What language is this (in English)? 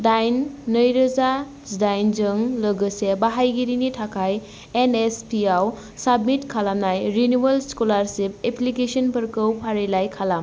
Bodo